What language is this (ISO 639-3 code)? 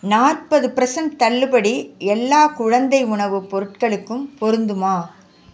tam